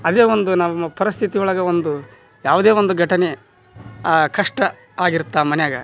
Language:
Kannada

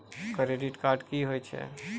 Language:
Maithili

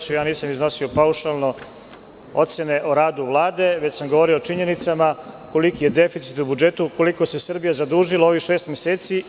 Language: Serbian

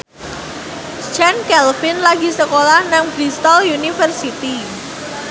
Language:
Javanese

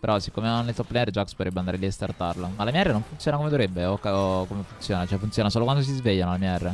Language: Italian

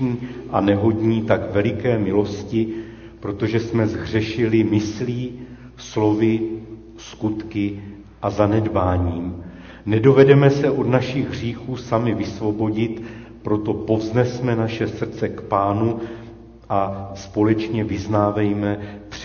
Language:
Czech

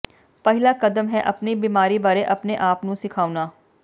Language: Punjabi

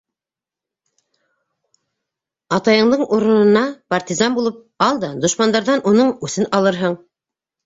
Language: Bashkir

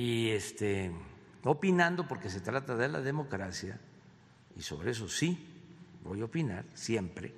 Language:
Spanish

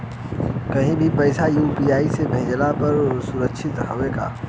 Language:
Bhojpuri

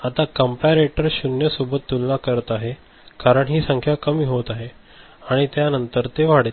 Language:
Marathi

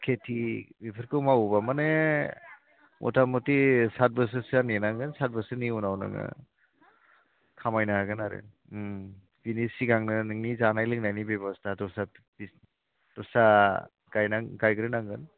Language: Bodo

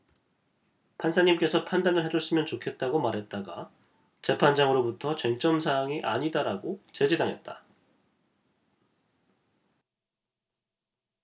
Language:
Korean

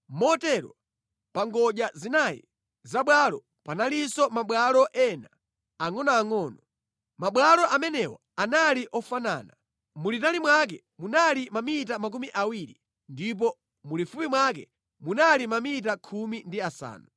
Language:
Nyanja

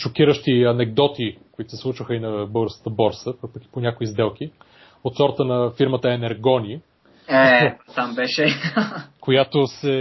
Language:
Bulgarian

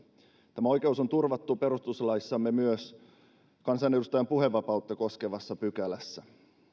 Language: Finnish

